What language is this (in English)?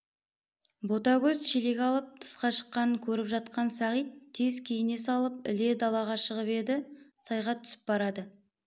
Kazakh